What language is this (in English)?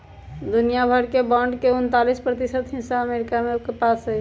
Magahi